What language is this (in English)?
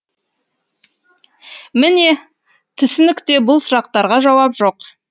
Kazakh